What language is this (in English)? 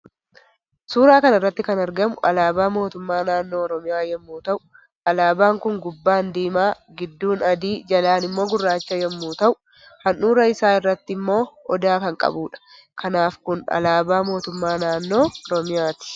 Oromo